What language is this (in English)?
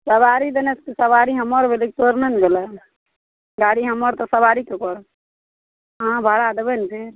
Maithili